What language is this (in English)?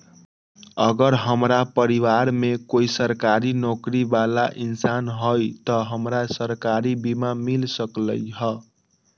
Magahi